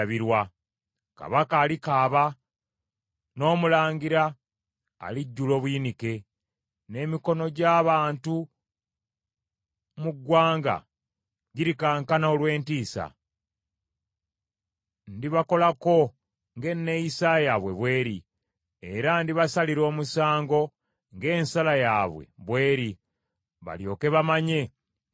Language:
Ganda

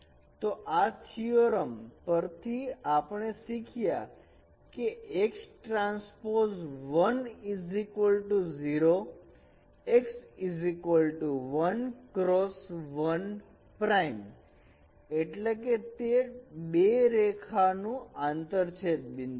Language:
Gujarati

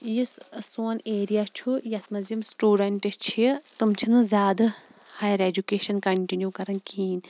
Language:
Kashmiri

